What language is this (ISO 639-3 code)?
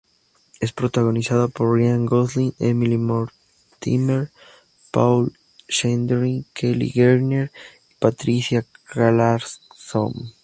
spa